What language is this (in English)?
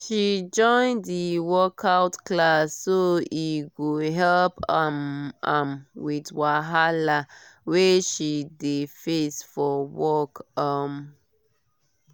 Nigerian Pidgin